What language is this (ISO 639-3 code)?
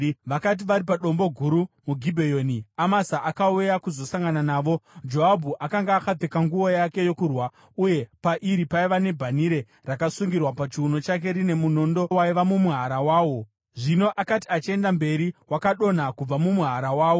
sna